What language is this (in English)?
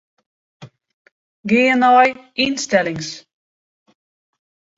Western Frisian